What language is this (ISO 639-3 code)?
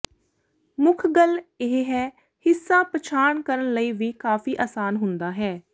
pan